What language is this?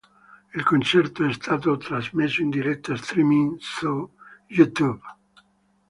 Italian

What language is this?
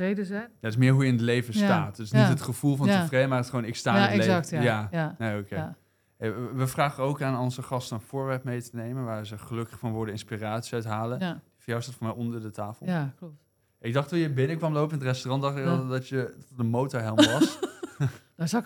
Dutch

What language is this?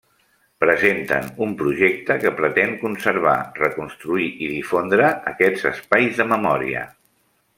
Catalan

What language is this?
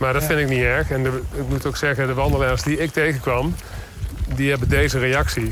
Dutch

